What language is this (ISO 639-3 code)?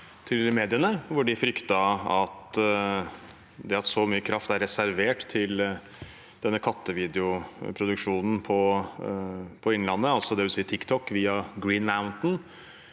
nor